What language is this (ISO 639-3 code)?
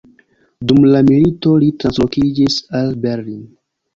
epo